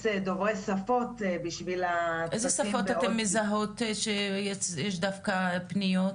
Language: Hebrew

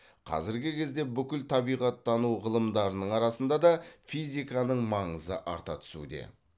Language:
Kazakh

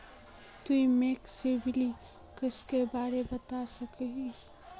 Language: Magahi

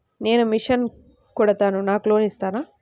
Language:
Telugu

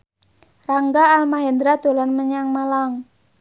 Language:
Javanese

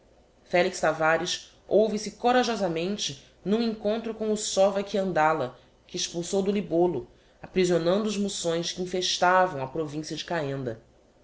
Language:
Portuguese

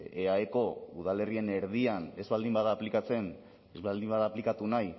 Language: Basque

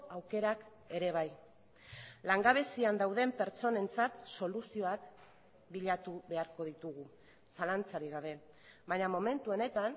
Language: Basque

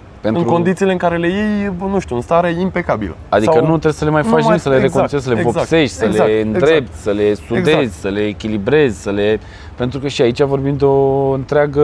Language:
Romanian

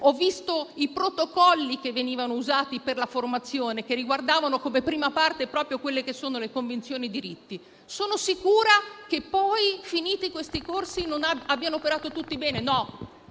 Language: Italian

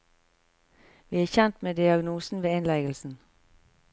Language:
Norwegian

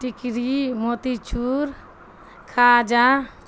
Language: Urdu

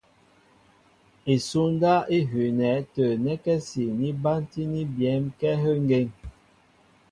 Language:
Mbo (Cameroon)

